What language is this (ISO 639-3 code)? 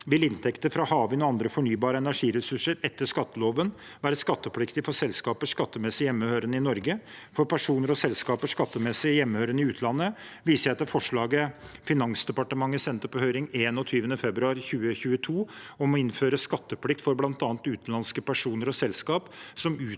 nor